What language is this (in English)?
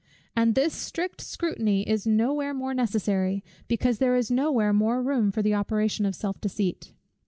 English